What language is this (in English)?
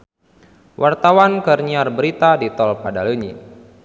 Sundanese